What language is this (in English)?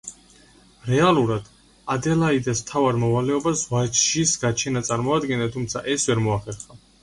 Georgian